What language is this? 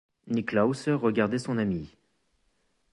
French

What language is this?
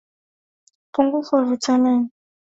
Swahili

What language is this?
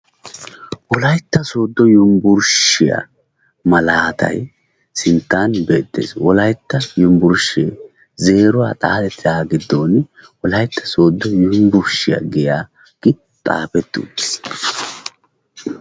Wolaytta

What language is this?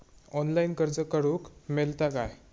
Marathi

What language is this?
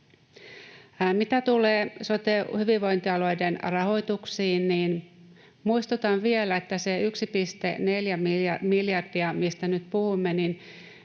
Finnish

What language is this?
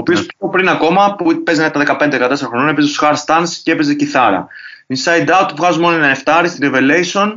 Greek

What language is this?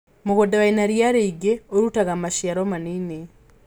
Kikuyu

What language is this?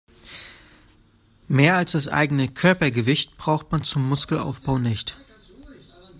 German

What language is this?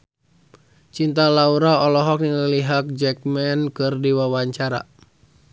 Sundanese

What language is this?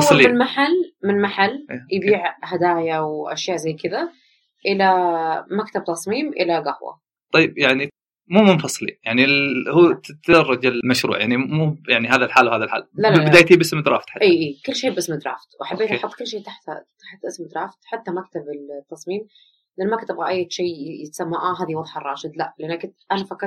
Arabic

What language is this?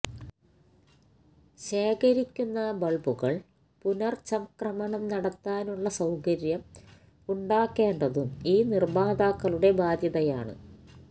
Malayalam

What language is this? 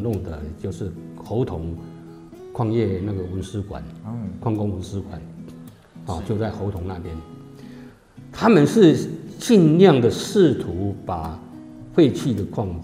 Chinese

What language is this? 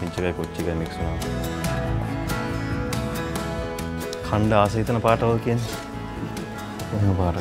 Indonesian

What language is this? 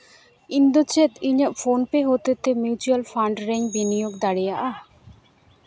Santali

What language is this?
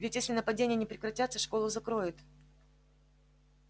Russian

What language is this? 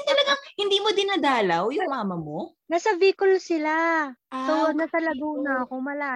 Filipino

